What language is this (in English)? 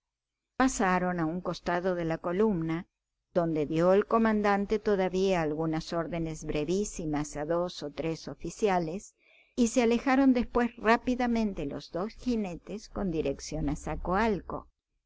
Spanish